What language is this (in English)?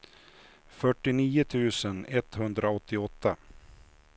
Swedish